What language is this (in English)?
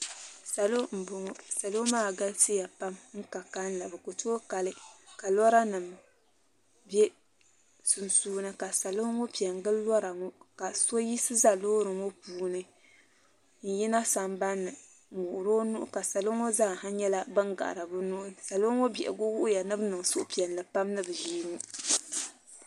Dagbani